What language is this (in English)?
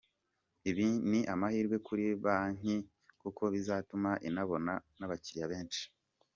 Kinyarwanda